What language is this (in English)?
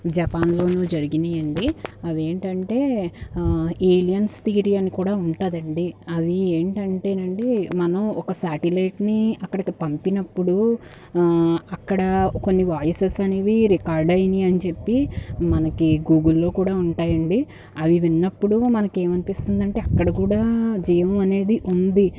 Telugu